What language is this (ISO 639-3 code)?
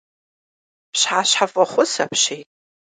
kbd